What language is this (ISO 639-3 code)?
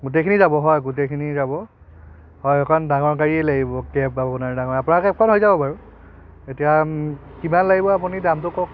asm